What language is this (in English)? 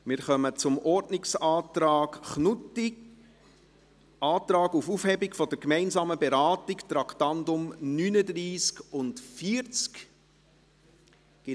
Swiss German